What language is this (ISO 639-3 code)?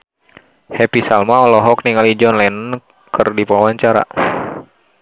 sun